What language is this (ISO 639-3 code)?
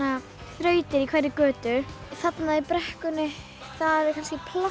isl